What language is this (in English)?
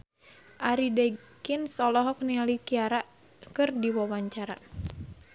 Sundanese